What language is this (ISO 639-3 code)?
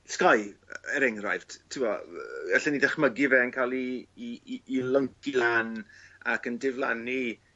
cym